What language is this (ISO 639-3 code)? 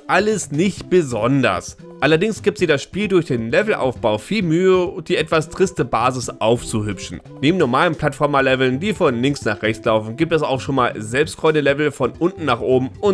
deu